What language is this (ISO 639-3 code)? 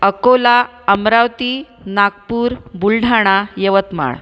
mar